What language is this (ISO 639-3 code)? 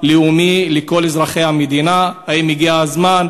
heb